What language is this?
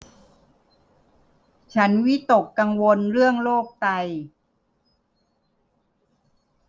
Thai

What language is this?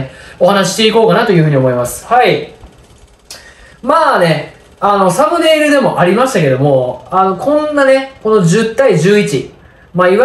Japanese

